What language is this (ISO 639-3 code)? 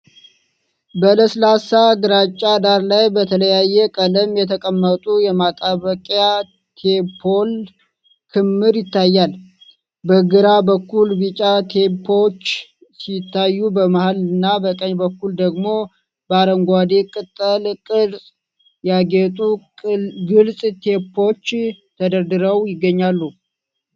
amh